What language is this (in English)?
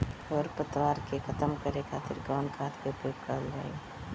Bhojpuri